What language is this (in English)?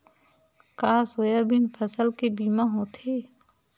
Chhattisgarhi